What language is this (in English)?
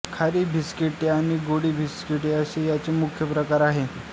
Marathi